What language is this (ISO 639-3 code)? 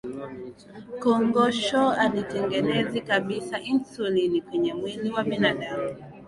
swa